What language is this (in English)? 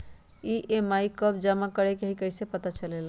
Magahi